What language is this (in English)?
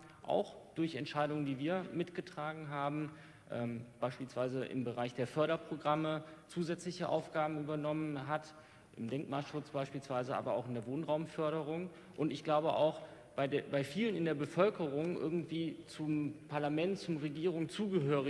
German